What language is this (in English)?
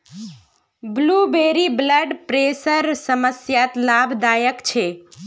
Magahi